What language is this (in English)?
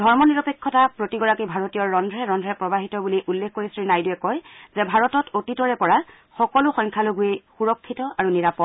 Assamese